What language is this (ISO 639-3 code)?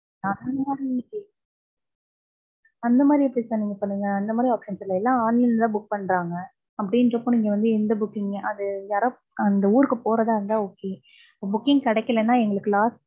tam